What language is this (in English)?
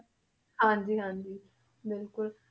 Punjabi